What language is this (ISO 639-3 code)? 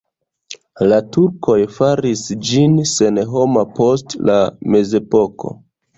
epo